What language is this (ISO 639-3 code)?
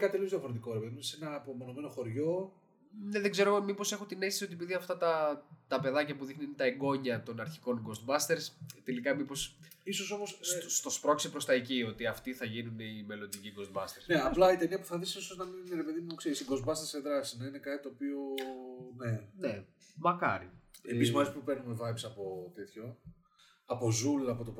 ell